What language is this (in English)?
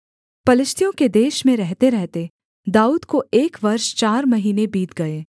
Hindi